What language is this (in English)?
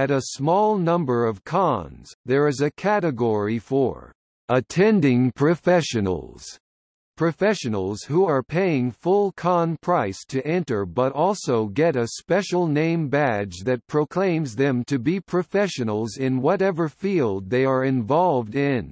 English